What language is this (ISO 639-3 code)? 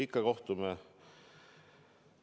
est